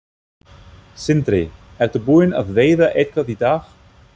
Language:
Icelandic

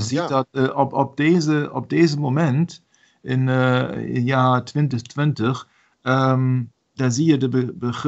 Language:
Dutch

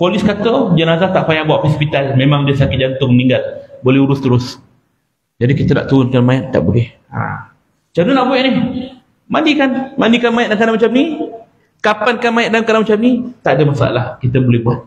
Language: Malay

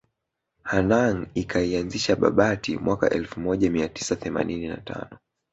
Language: Swahili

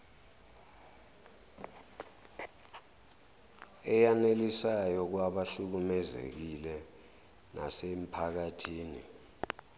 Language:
Zulu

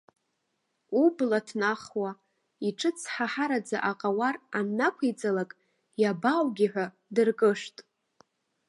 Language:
Abkhazian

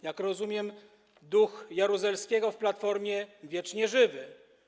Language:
Polish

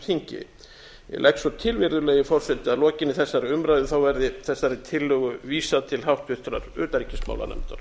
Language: Icelandic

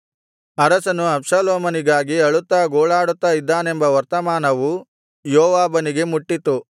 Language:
Kannada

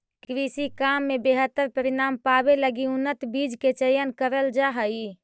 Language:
Magahi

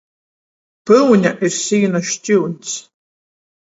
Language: Latgalian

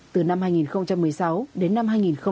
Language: Vietnamese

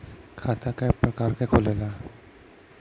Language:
Bhojpuri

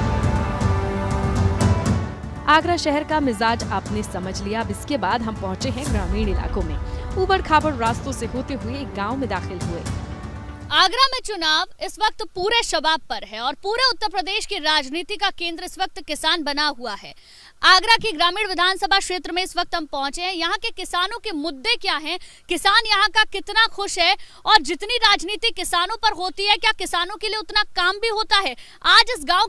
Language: Hindi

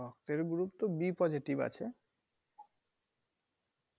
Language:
Bangla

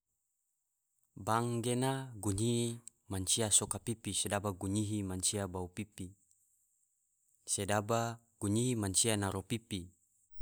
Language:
Tidore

